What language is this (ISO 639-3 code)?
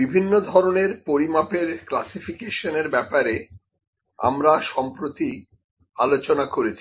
ben